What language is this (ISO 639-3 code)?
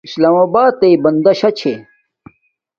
dmk